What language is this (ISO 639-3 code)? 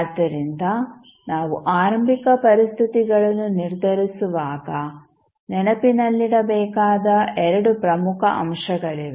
kan